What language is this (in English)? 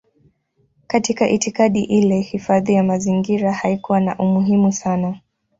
Swahili